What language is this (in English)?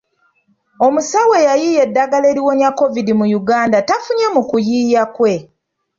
Ganda